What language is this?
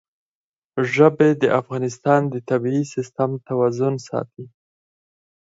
Pashto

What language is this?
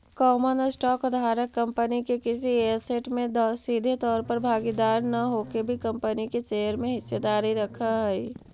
Magahi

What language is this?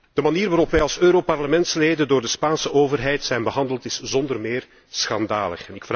Dutch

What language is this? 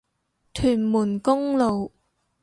Cantonese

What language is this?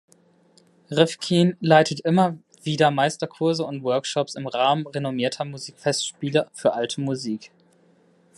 German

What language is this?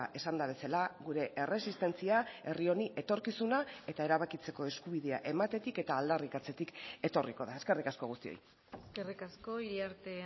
Basque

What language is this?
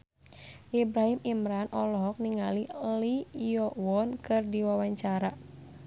Sundanese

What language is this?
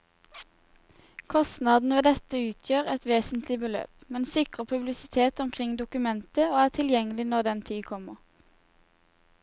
Norwegian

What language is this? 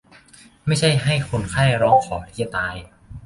Thai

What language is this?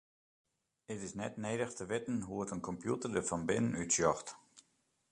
Western Frisian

